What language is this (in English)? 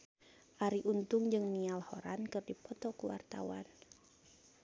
Sundanese